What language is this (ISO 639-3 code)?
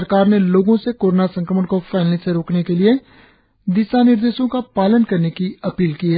hin